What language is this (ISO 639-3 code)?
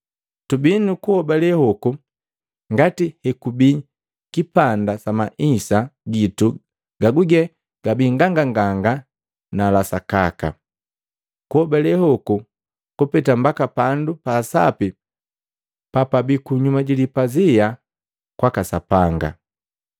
mgv